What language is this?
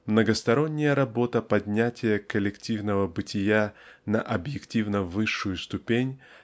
Russian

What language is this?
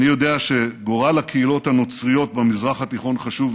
Hebrew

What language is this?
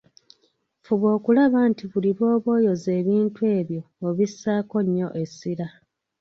Ganda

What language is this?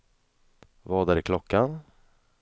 Swedish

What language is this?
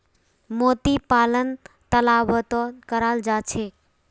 Magahi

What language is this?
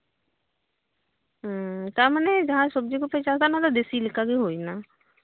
Santali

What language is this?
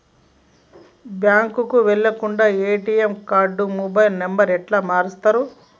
Telugu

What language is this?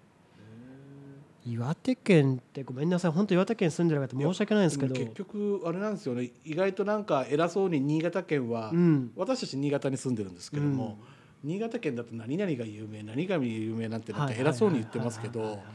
Japanese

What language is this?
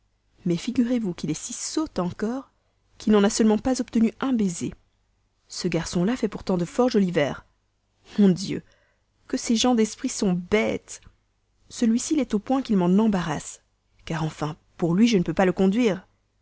French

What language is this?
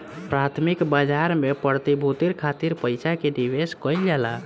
Bhojpuri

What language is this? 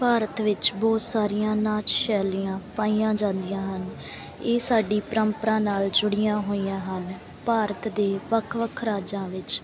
Punjabi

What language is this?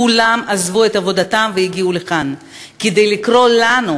Hebrew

